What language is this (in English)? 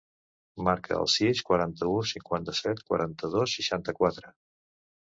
Catalan